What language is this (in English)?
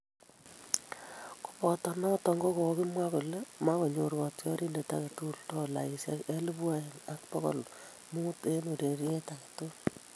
Kalenjin